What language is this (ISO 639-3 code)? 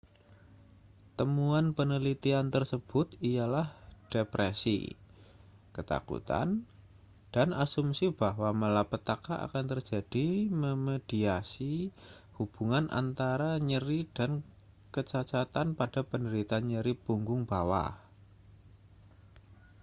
ind